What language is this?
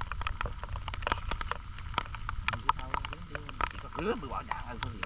Vietnamese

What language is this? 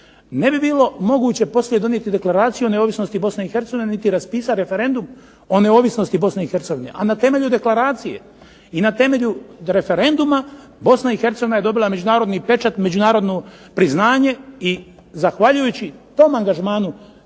Croatian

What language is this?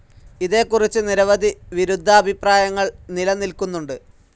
Malayalam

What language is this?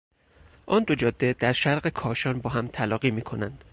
Persian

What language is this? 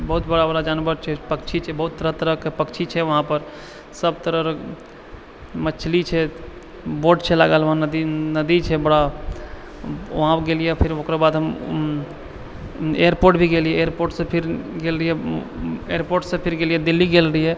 Maithili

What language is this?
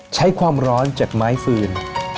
Thai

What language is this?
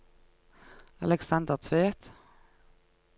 Norwegian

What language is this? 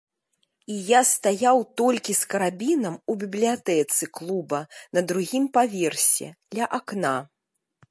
Belarusian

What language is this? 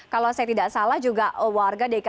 Indonesian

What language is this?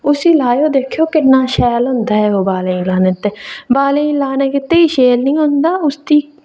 Dogri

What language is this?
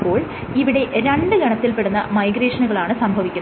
Malayalam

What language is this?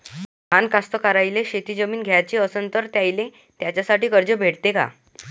Marathi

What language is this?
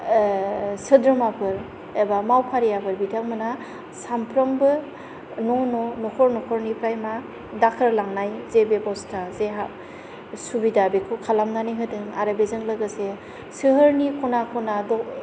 Bodo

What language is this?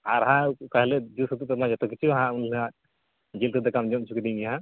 Santali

